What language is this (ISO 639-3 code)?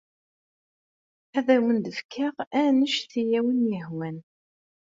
kab